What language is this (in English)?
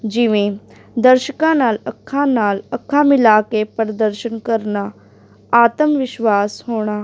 Punjabi